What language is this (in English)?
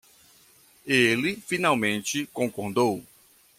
Portuguese